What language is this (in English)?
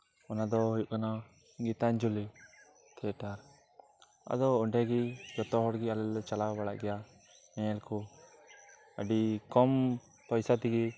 Santali